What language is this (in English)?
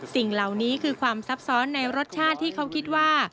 Thai